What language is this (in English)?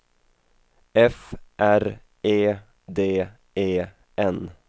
Swedish